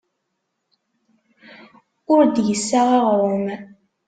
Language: Kabyle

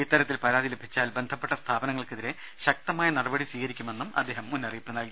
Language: Malayalam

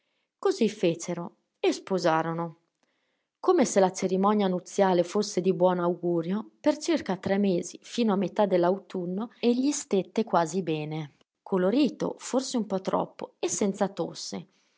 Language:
Italian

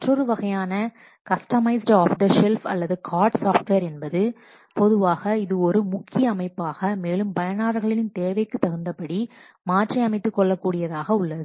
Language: Tamil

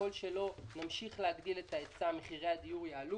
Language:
Hebrew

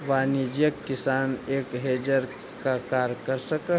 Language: Magahi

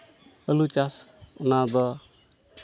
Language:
Santali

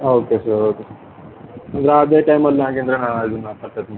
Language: Kannada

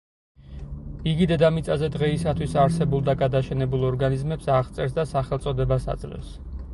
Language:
Georgian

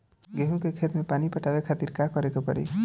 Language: Bhojpuri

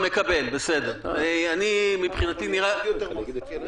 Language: Hebrew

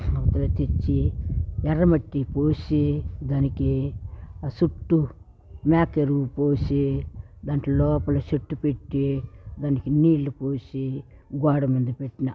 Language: Telugu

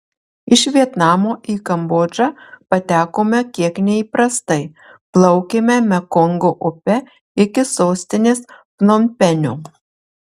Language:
Lithuanian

